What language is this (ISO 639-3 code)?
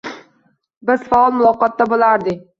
uzb